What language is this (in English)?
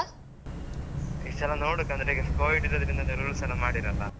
Kannada